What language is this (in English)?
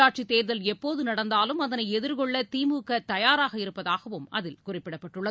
Tamil